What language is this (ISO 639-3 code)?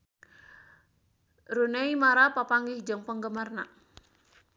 sun